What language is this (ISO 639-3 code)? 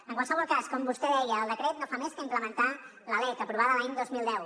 cat